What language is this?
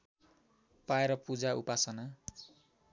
Nepali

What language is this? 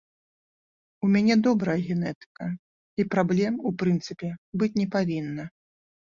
Belarusian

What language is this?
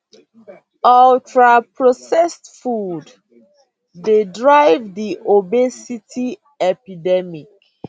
Nigerian Pidgin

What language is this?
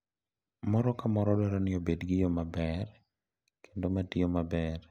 Luo (Kenya and Tanzania)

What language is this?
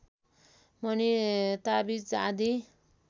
Nepali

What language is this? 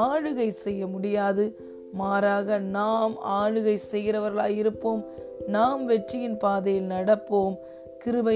Tamil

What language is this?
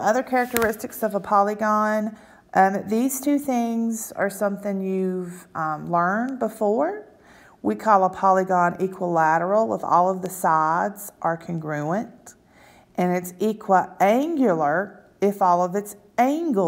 English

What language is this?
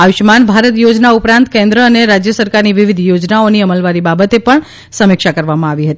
Gujarati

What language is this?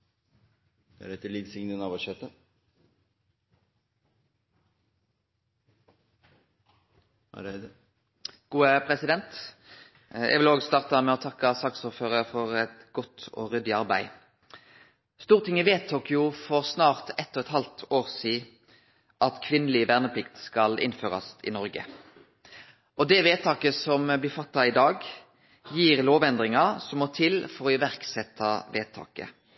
Norwegian Nynorsk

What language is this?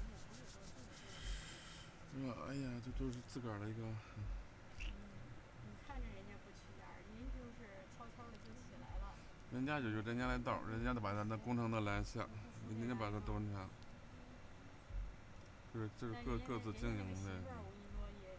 Chinese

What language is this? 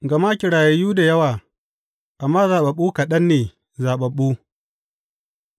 Hausa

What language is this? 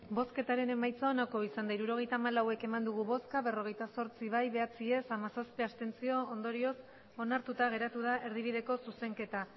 Basque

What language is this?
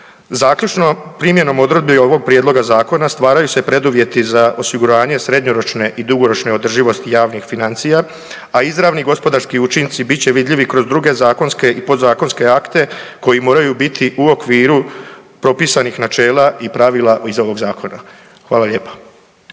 Croatian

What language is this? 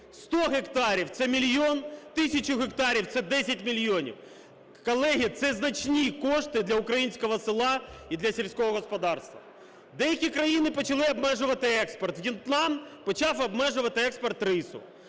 Ukrainian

